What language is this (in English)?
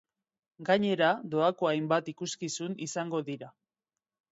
Basque